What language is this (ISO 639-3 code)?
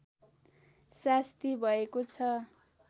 nep